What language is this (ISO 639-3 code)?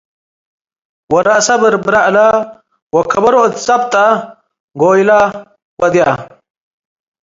tig